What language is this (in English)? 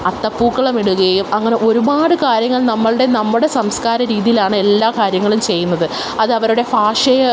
Malayalam